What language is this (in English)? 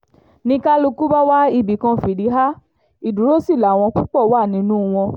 Yoruba